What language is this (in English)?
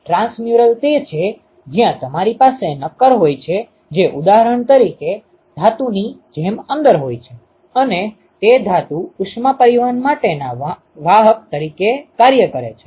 Gujarati